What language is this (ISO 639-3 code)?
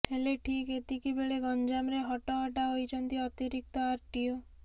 ori